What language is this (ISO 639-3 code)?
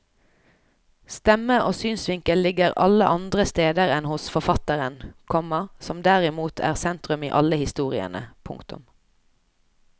nor